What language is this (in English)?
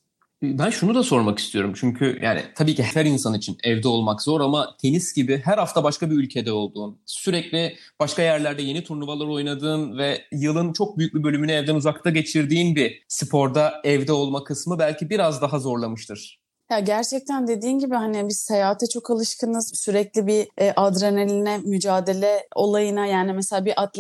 Turkish